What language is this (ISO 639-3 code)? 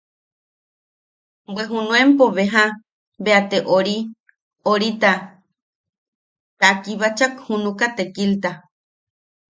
yaq